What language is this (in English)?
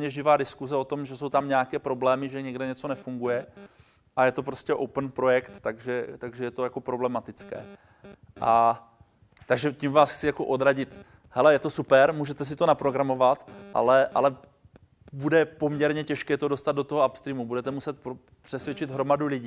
Czech